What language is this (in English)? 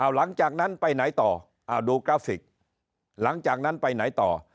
Thai